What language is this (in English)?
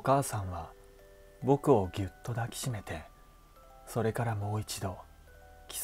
Japanese